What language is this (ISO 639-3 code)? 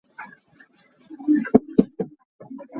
cnh